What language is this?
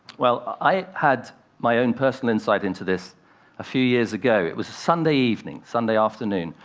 English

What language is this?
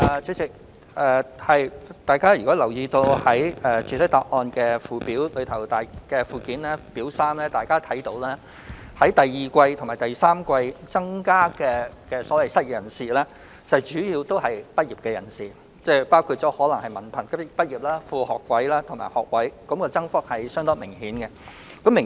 Cantonese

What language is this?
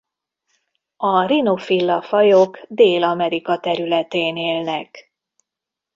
Hungarian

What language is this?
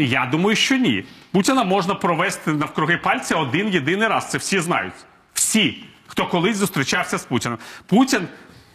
Ukrainian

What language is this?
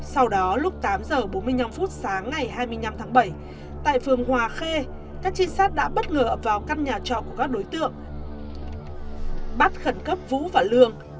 Vietnamese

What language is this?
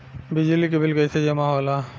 Bhojpuri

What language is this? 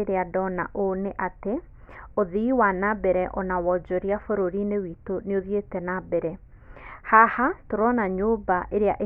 Kikuyu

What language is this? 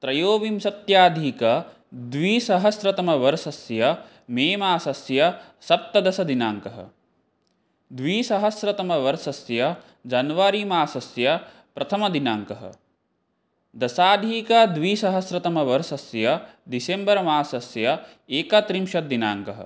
Sanskrit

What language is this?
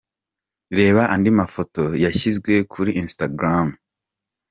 Kinyarwanda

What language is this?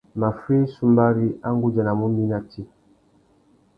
Tuki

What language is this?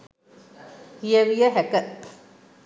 Sinhala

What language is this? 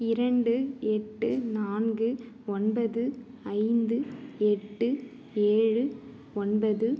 Tamil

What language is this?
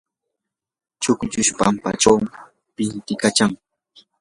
Yanahuanca Pasco Quechua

